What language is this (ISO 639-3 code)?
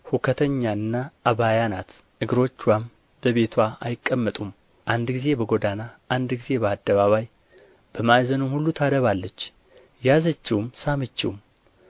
amh